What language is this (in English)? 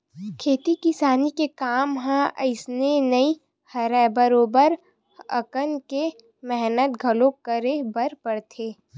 Chhattisgarhi